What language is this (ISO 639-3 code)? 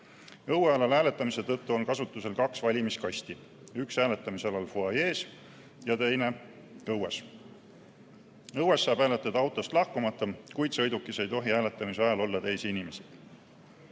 est